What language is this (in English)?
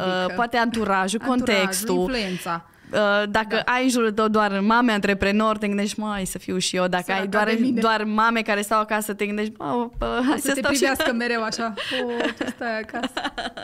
Romanian